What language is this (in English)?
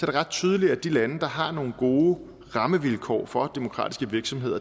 Danish